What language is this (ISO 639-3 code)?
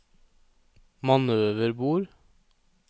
nor